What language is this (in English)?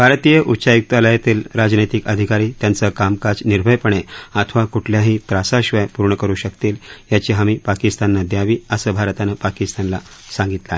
Marathi